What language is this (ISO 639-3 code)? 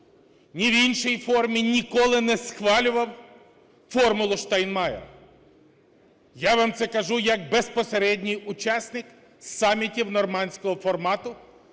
ukr